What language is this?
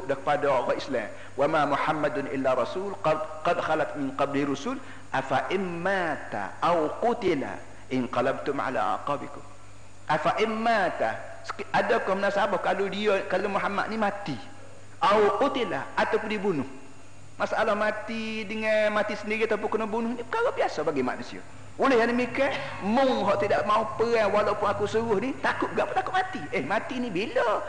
Malay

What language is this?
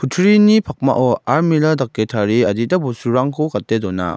Garo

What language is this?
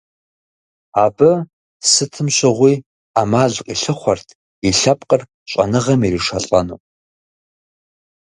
Kabardian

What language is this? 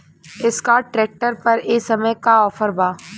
Bhojpuri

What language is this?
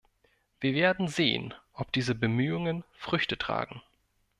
German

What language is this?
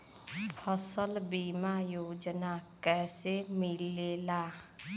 Bhojpuri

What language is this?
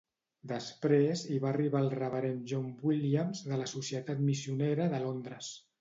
Catalan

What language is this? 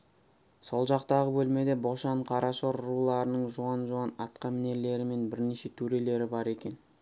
Kazakh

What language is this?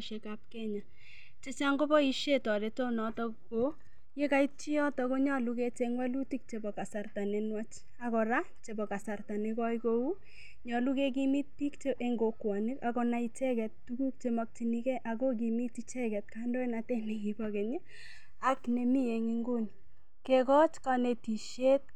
Kalenjin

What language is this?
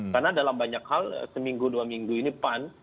Indonesian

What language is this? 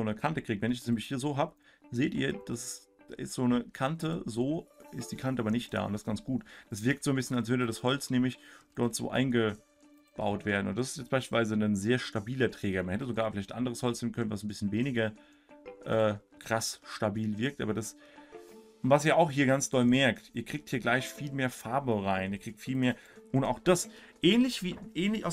German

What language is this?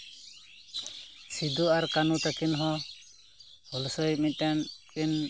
Santali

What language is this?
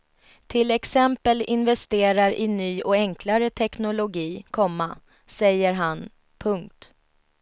Swedish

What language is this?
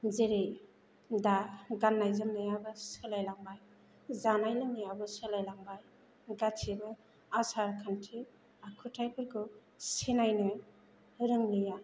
Bodo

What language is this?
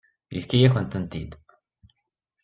Kabyle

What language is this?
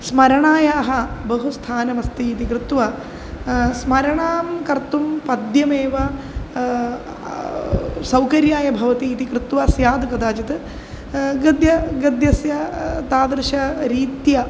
Sanskrit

